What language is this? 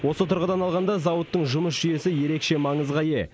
Kazakh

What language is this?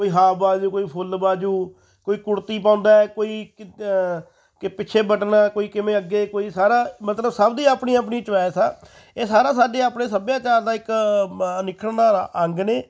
Punjabi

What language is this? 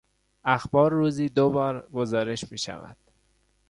Persian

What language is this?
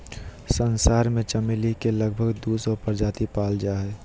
Magahi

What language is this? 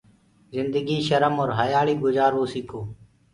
Gurgula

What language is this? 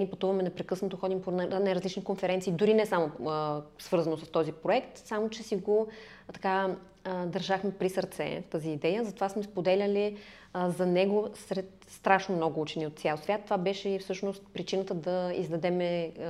Bulgarian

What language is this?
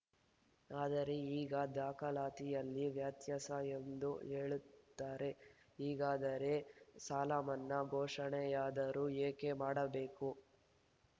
Kannada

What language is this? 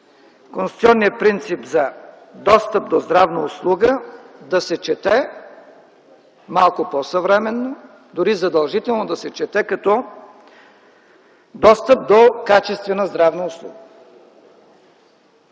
Bulgarian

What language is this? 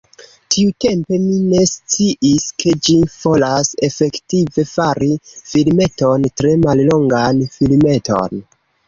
Esperanto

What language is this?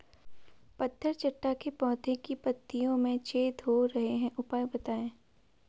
Hindi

